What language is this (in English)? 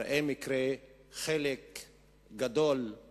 Hebrew